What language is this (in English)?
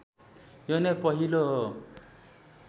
Nepali